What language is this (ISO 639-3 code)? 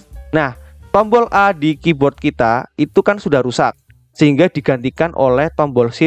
ind